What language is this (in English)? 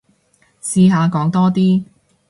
Cantonese